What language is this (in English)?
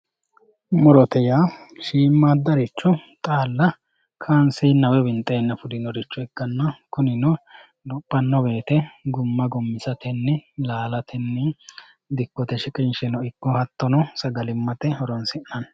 Sidamo